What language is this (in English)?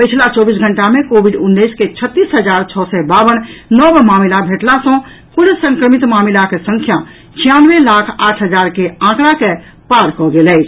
Maithili